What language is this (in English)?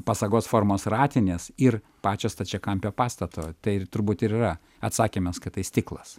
Lithuanian